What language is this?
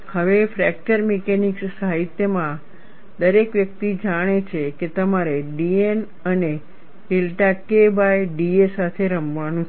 Gujarati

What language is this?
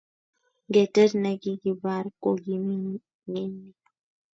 Kalenjin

